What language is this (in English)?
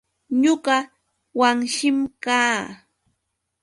Yauyos Quechua